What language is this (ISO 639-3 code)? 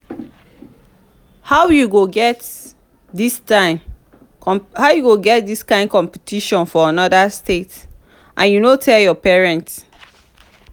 pcm